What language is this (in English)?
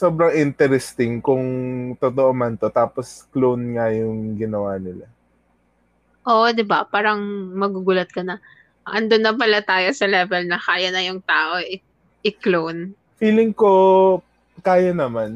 Filipino